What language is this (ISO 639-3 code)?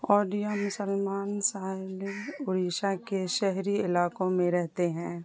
urd